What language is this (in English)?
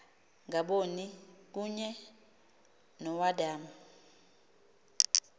Xhosa